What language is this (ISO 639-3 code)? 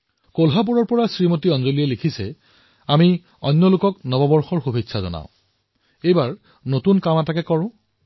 asm